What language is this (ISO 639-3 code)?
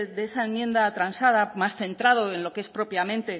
spa